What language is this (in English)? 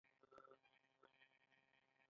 Pashto